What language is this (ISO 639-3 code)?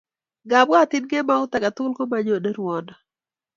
kln